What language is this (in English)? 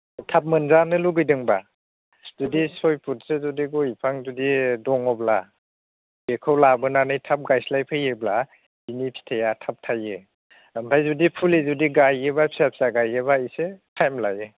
Bodo